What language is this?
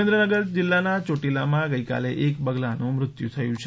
Gujarati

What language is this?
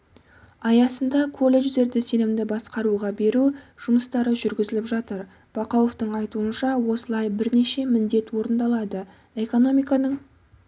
Kazakh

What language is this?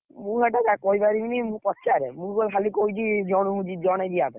Odia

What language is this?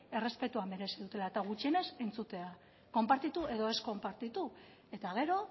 Basque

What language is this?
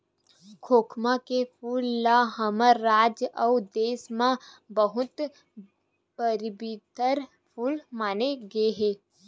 Chhattisgarhi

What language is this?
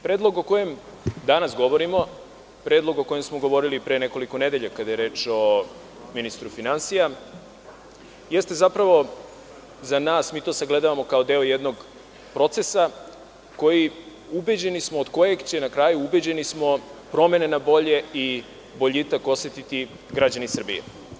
Serbian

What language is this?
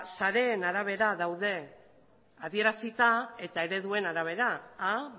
Basque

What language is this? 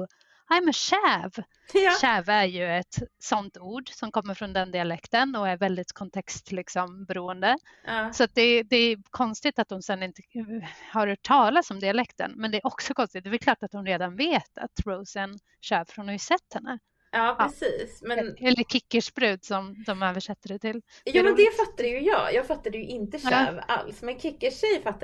Swedish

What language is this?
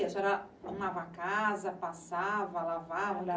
Portuguese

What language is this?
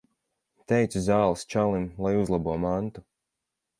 Latvian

